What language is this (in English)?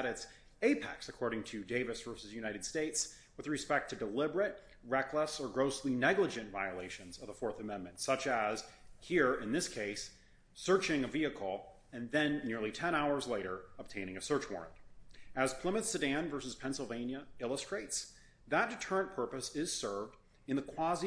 English